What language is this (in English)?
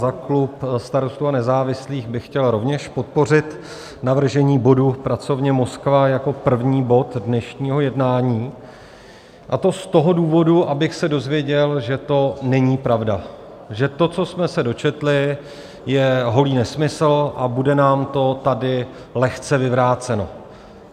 Czech